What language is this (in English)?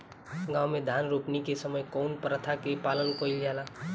Bhojpuri